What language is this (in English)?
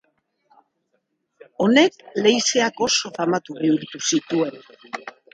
Basque